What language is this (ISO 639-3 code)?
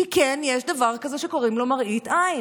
heb